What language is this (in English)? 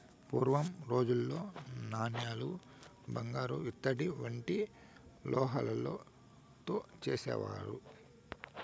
Telugu